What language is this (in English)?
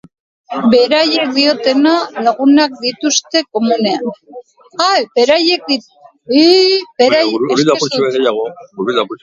Basque